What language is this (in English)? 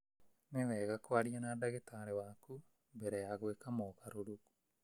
Kikuyu